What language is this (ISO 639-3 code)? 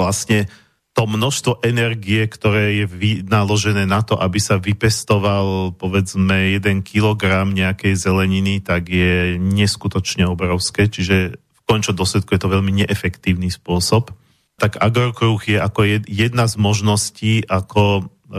slk